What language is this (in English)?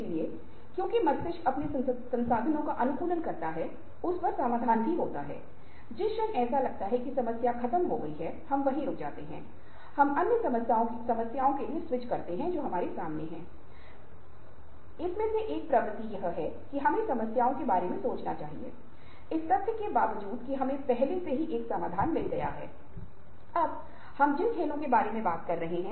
Hindi